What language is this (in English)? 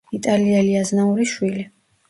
Georgian